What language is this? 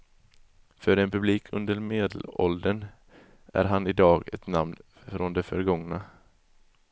Swedish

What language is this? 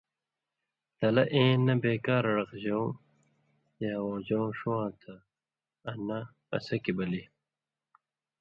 Indus Kohistani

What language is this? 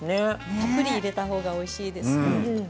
Japanese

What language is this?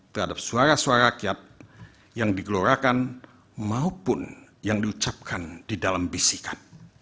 Indonesian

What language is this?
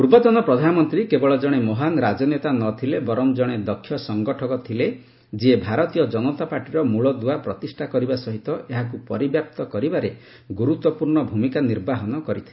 Odia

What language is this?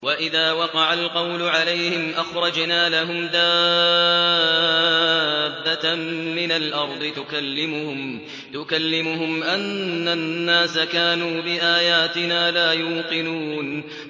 Arabic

